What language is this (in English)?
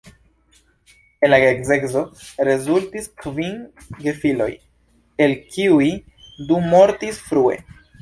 Esperanto